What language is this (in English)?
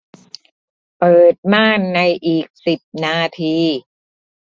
Thai